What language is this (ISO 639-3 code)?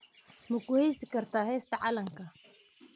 som